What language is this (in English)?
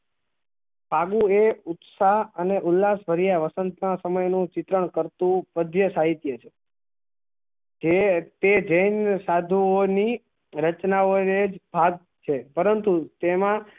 Gujarati